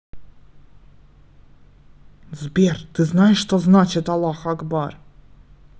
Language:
Russian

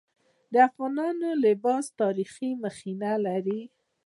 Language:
Pashto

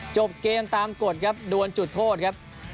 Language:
Thai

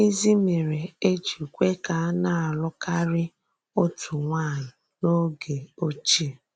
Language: Igbo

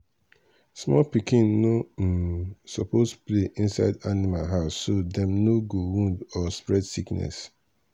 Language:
Nigerian Pidgin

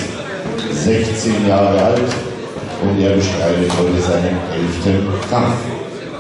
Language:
German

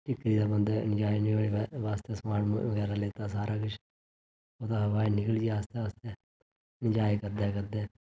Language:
Dogri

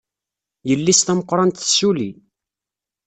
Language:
Kabyle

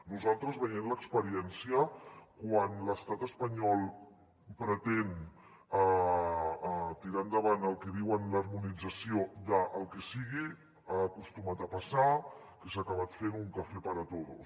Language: Catalan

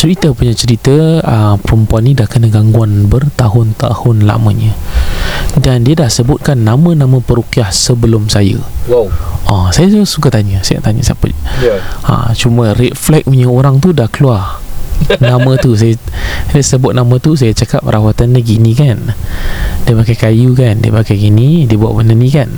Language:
Malay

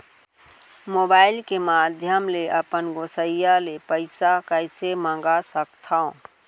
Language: Chhattisgarhi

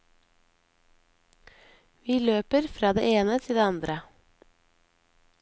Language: Norwegian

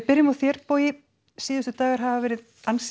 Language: Icelandic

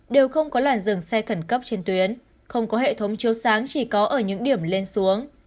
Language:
Vietnamese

